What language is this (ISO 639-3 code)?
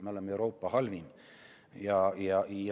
est